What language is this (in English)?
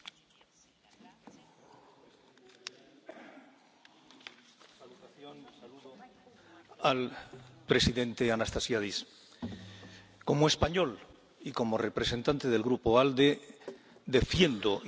Spanish